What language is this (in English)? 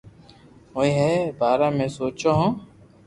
Loarki